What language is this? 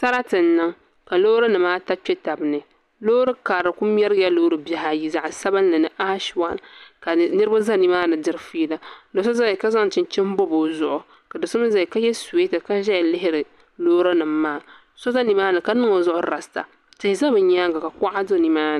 Dagbani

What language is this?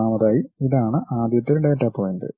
Malayalam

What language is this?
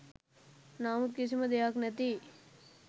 Sinhala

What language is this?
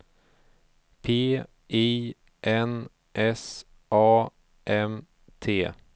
Swedish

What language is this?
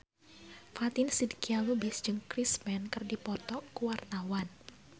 Sundanese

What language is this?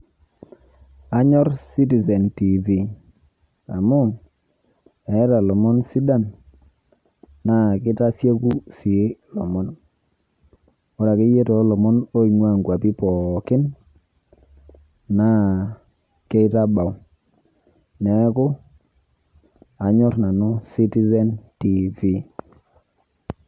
Masai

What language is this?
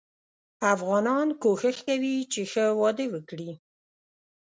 Pashto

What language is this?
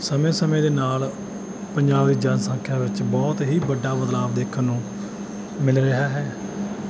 Punjabi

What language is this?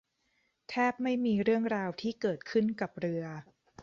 Thai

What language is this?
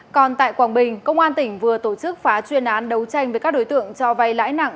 Vietnamese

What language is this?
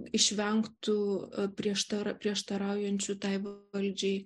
Lithuanian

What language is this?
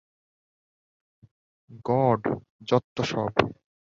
Bangla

